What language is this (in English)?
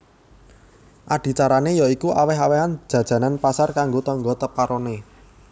Javanese